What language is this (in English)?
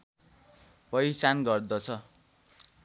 Nepali